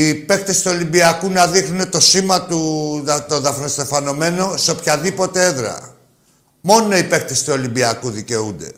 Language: Greek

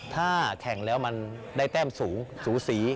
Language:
Thai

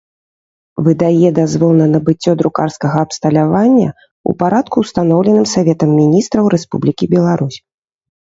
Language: Belarusian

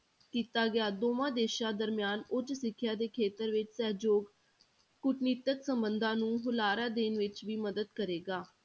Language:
Punjabi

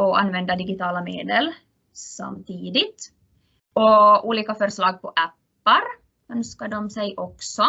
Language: Swedish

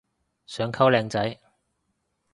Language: Cantonese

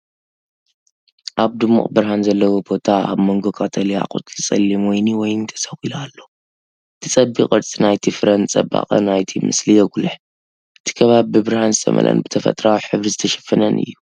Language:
Tigrinya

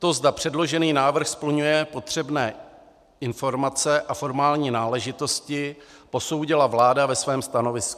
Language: Czech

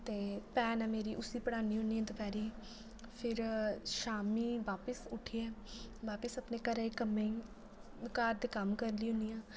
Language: Dogri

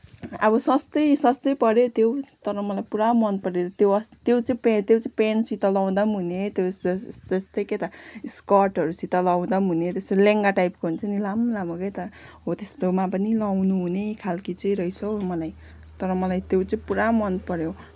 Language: Nepali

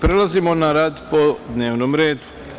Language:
Serbian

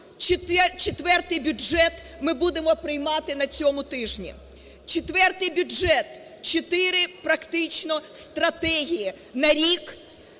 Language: Ukrainian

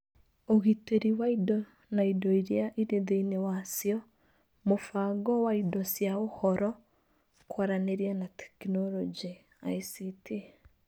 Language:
Kikuyu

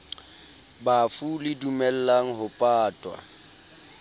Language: Southern Sotho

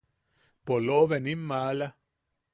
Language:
Yaqui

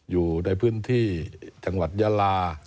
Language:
Thai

